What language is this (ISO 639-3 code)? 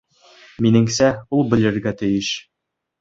bak